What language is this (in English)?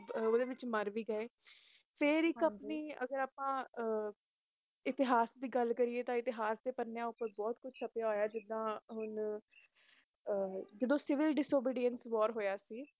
Punjabi